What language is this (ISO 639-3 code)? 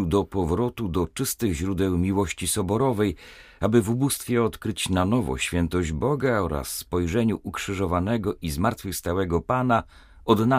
pol